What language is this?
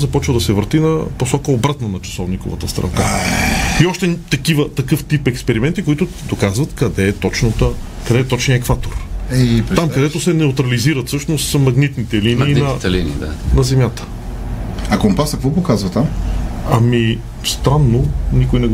Bulgarian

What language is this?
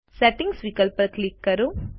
Gujarati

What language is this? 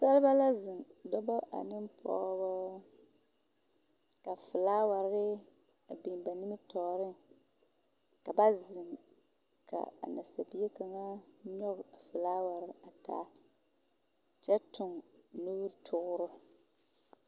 Southern Dagaare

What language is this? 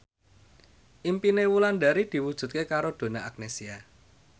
Javanese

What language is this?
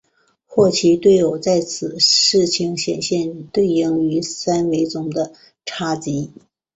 Chinese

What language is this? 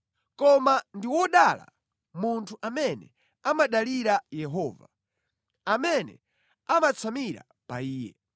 Nyanja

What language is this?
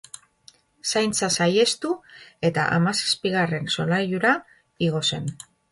Basque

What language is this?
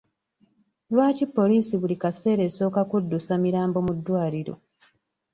Ganda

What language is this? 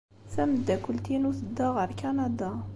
Kabyle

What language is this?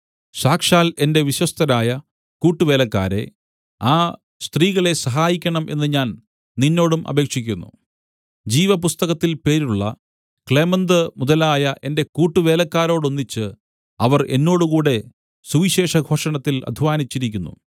Malayalam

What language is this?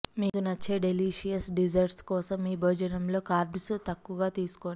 Telugu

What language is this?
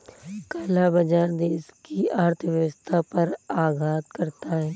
Hindi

